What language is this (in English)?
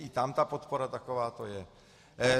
Czech